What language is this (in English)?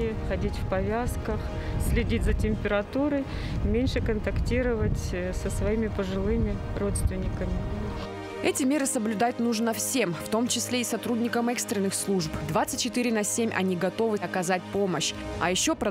Russian